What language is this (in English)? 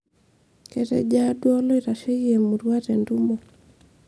Masai